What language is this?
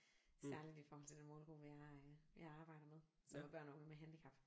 Danish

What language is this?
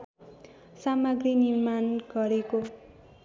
Nepali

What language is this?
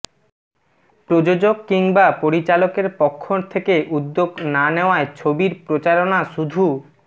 Bangla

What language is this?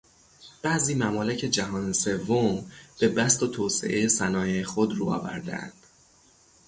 Persian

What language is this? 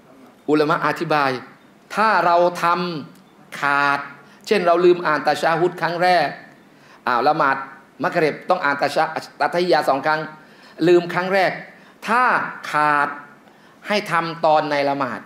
Thai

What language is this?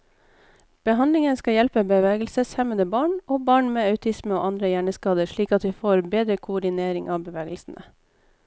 Norwegian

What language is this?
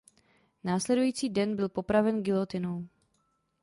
Czech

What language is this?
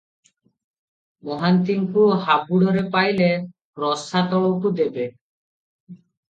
Odia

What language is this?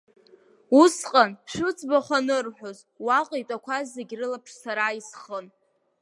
Abkhazian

